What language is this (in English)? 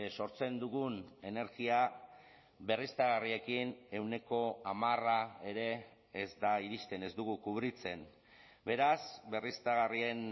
Basque